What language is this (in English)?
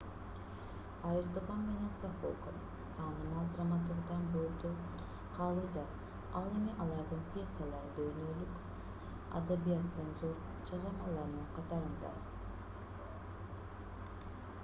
Kyrgyz